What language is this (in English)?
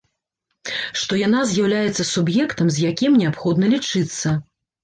Belarusian